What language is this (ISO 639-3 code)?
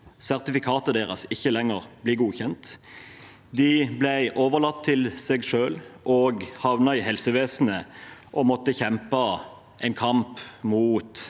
nor